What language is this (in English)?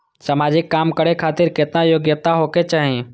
Maithili